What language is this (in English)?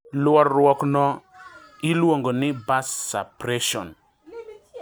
Luo (Kenya and Tanzania)